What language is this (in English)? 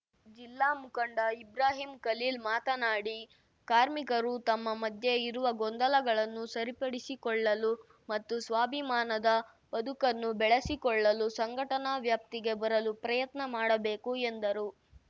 Kannada